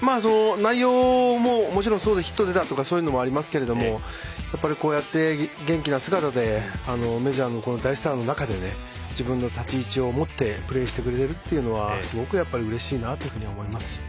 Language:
Japanese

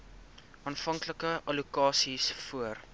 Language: Afrikaans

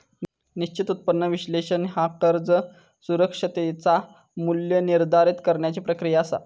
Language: Marathi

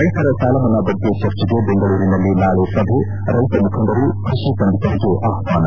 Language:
Kannada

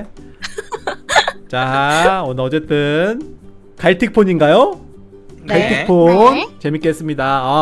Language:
Korean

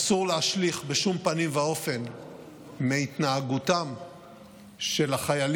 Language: Hebrew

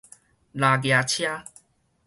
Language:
Min Nan Chinese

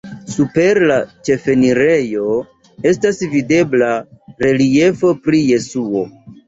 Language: Esperanto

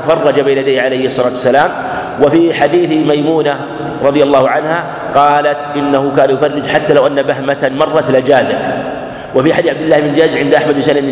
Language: Arabic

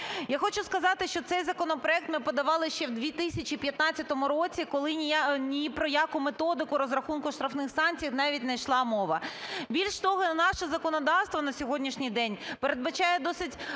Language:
Ukrainian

